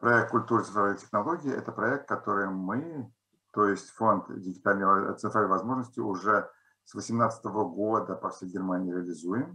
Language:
Russian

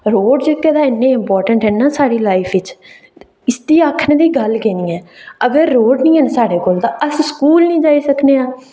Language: Dogri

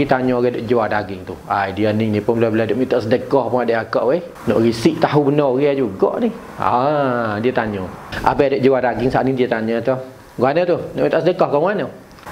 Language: Malay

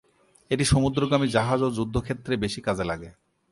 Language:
Bangla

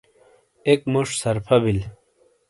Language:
Shina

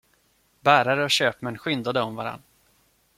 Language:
Swedish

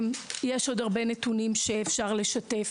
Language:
Hebrew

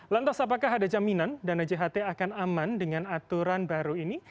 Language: Indonesian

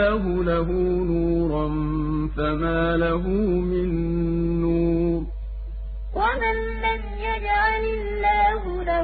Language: Arabic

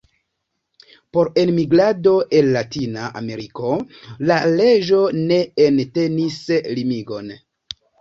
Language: Esperanto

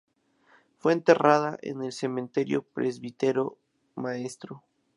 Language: Spanish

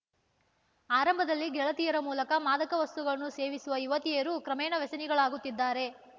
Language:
Kannada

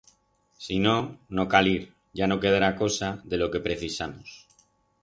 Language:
Aragonese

